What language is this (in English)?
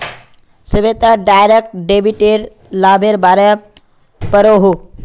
Magahi